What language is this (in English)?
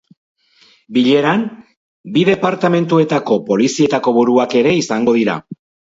Basque